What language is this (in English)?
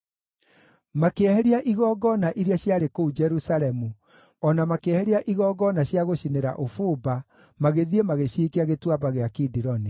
Kikuyu